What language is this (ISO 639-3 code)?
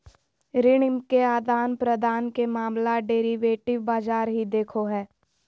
mag